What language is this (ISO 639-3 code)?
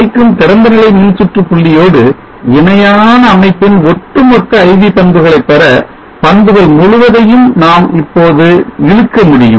tam